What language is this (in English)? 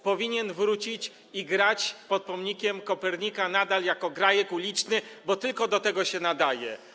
Polish